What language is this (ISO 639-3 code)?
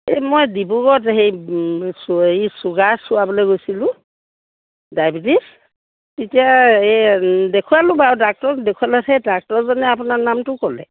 asm